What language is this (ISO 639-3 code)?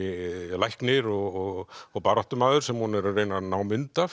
isl